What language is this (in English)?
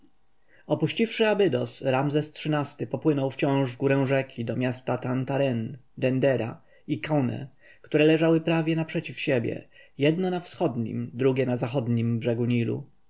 Polish